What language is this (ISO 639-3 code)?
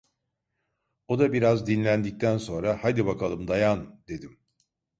tur